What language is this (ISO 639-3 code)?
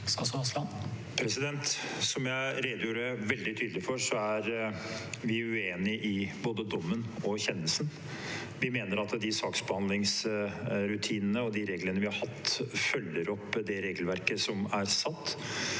nor